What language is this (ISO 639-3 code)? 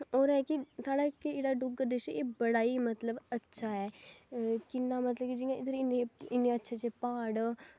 doi